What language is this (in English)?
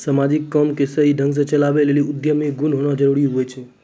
Maithili